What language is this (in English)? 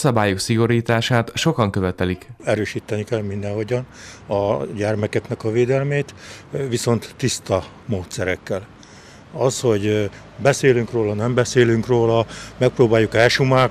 Hungarian